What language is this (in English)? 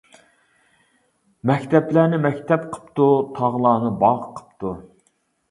Uyghur